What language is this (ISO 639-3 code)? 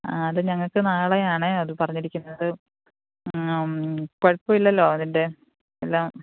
mal